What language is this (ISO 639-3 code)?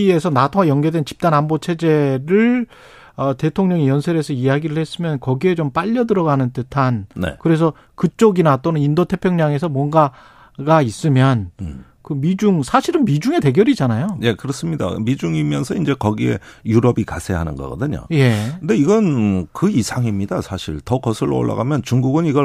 kor